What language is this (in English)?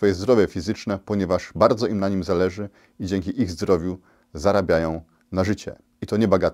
Polish